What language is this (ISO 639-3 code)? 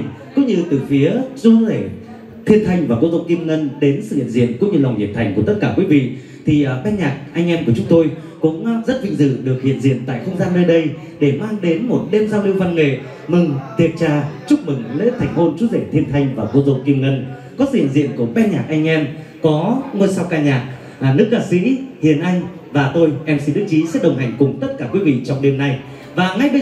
vie